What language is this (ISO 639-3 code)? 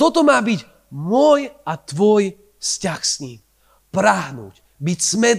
slk